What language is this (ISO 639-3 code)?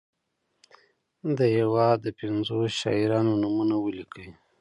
pus